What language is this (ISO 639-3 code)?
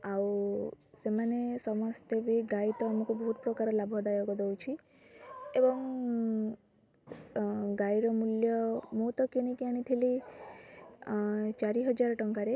ori